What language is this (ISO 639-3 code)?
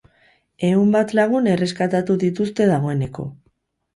eus